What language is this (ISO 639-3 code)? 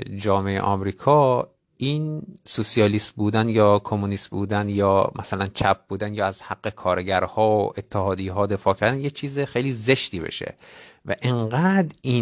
fas